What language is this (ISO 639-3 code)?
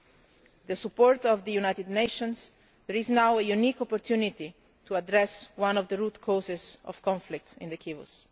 eng